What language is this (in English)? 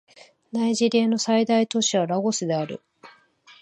Japanese